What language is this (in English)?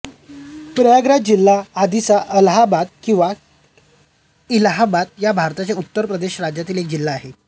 Marathi